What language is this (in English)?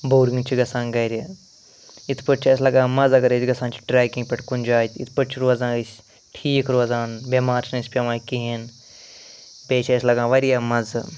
Kashmiri